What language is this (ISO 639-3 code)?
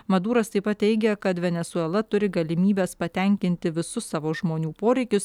lit